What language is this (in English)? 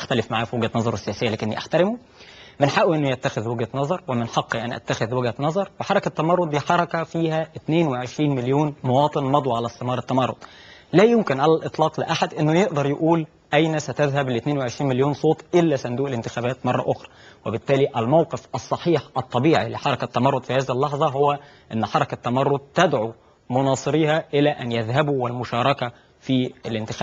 Arabic